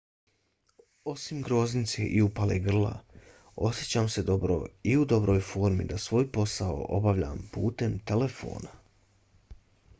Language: Bosnian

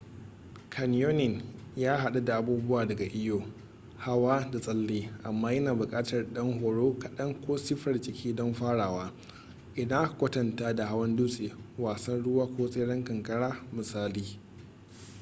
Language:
Hausa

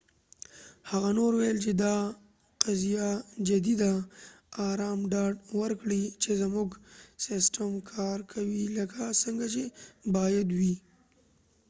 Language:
Pashto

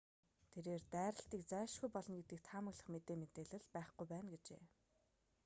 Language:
Mongolian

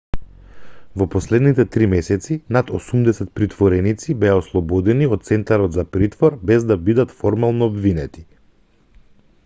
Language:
Macedonian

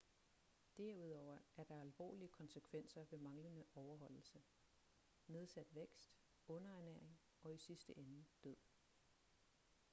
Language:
Danish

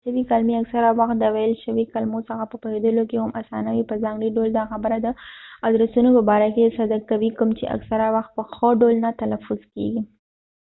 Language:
Pashto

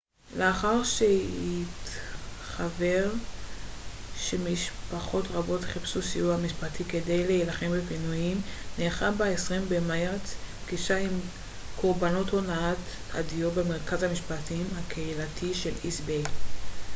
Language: Hebrew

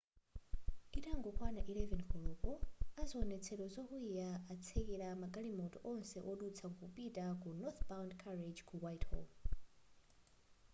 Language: Nyanja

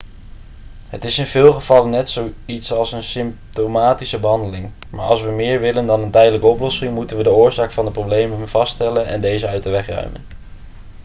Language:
Dutch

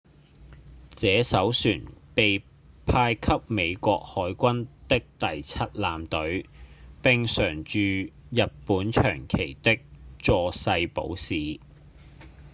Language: Cantonese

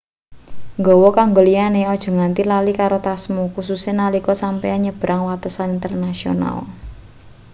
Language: Javanese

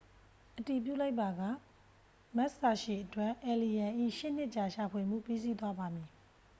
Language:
Burmese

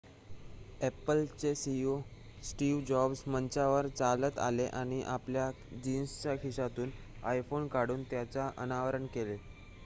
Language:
Marathi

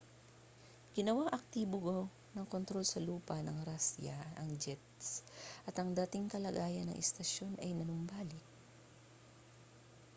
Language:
Filipino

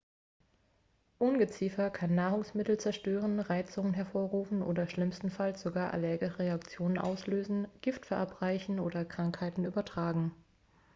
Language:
German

